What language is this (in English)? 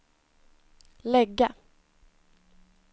Swedish